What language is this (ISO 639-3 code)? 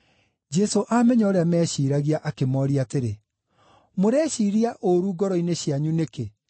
kik